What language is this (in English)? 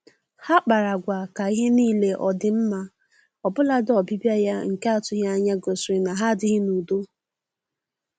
Igbo